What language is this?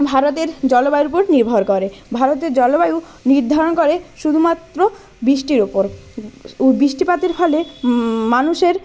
Bangla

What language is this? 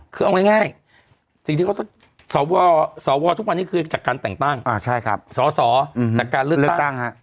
Thai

